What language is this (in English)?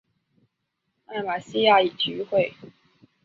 Chinese